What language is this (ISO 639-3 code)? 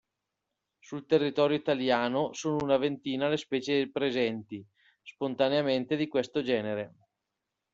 ita